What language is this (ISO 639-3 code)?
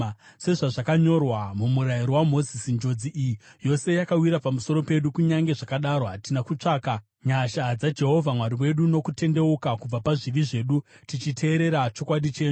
sna